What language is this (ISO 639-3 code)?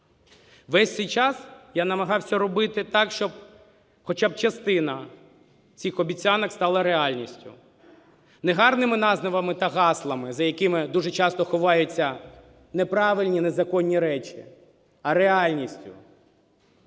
ukr